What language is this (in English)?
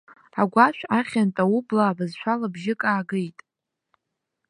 Abkhazian